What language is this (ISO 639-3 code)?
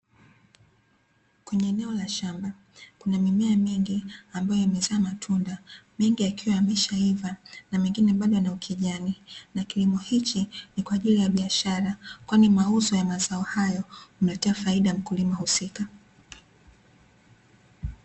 swa